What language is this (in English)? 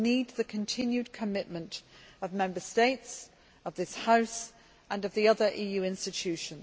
English